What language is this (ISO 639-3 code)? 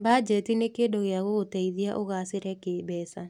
kik